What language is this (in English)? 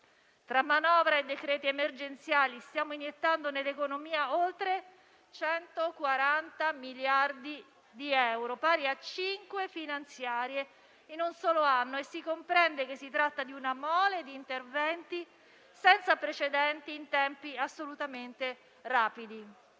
Italian